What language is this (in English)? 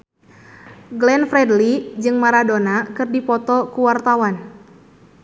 Sundanese